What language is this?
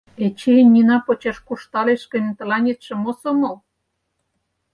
Mari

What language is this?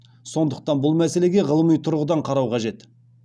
Kazakh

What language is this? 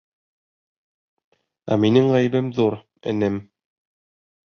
Bashkir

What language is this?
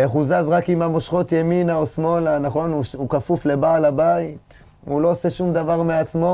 Hebrew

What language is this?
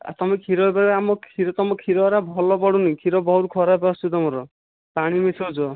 Odia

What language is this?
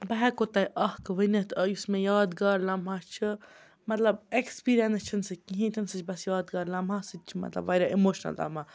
Kashmiri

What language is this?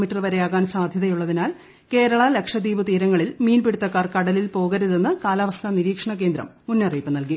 Malayalam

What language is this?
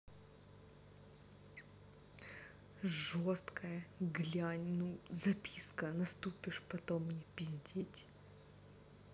Russian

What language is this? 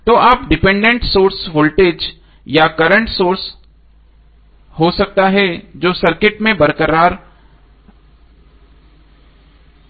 Hindi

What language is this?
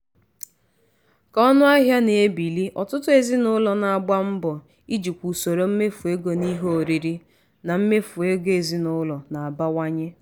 Igbo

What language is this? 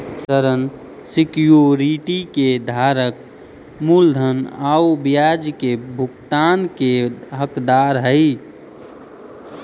Magahi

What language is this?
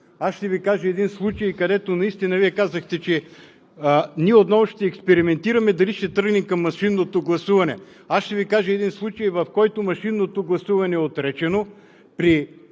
Bulgarian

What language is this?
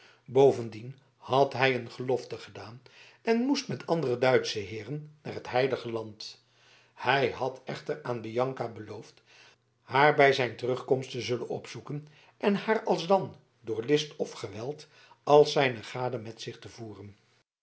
Dutch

